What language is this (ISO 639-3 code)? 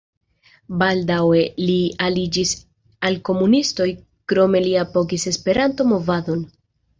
epo